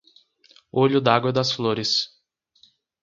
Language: Portuguese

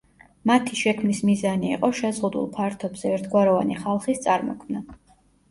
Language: Georgian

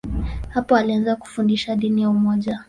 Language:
Swahili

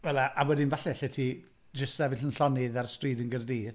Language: Welsh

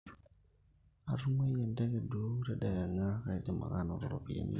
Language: Masai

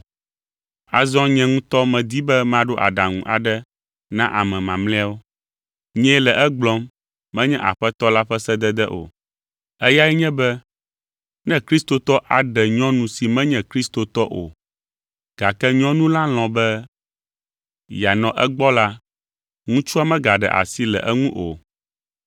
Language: Ewe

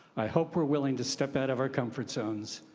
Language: English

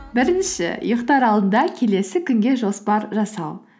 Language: Kazakh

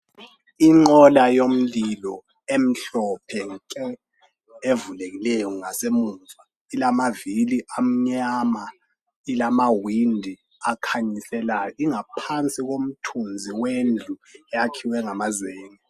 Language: North Ndebele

